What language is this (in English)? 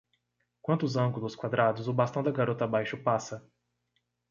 Portuguese